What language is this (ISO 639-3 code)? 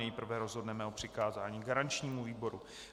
ces